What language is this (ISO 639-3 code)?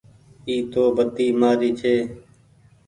gig